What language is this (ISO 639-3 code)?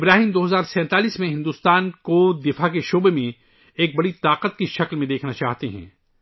urd